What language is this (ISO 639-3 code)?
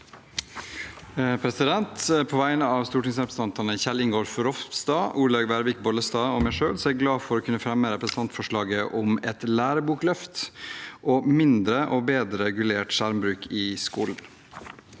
nor